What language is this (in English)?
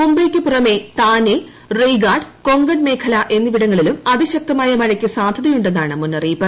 Malayalam